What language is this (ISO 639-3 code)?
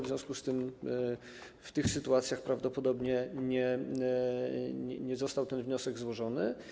pol